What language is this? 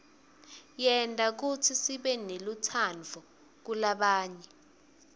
Swati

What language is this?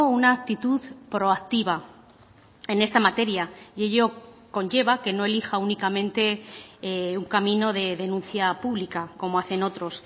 Spanish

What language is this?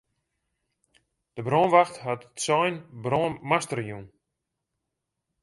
Western Frisian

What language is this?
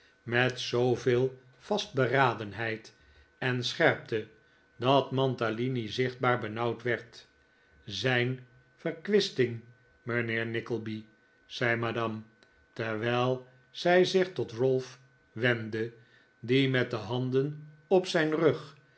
Dutch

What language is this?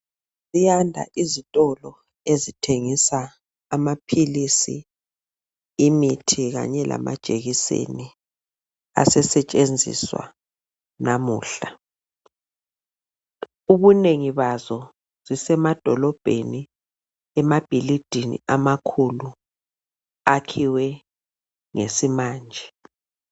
North Ndebele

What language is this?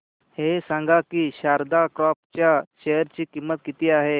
Marathi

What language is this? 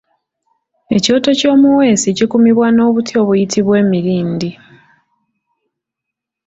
Ganda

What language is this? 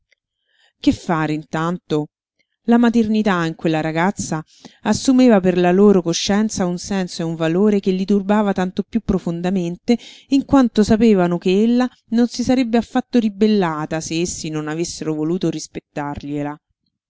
Italian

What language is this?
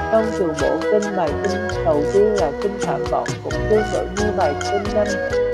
Vietnamese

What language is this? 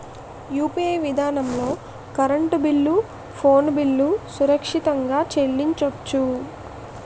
Telugu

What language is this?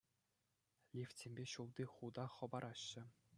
Chuvash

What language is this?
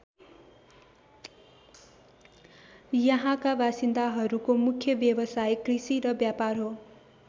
Nepali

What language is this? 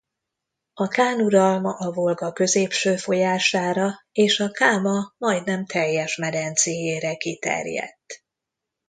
Hungarian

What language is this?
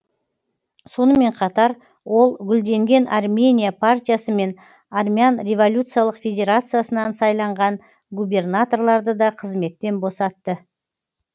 Kazakh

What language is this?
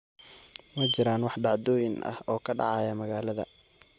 Somali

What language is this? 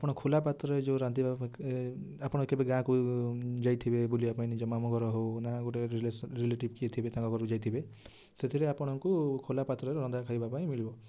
Odia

